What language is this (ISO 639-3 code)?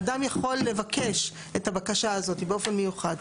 heb